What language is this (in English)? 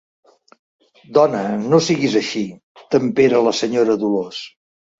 Catalan